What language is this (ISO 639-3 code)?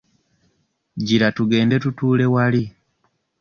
lug